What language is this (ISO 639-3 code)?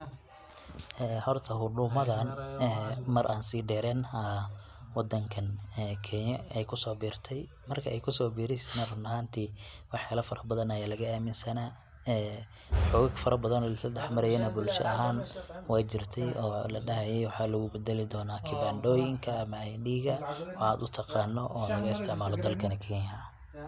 som